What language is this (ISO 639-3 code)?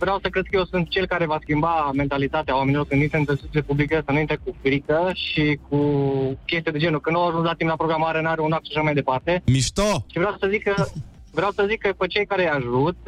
ron